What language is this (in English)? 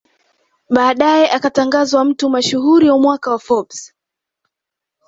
Swahili